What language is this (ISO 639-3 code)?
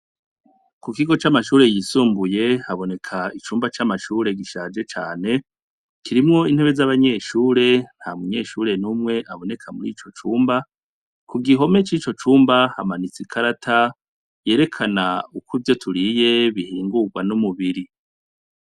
run